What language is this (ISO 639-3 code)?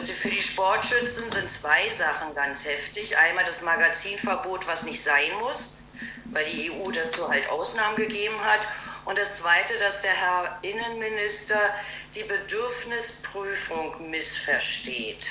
deu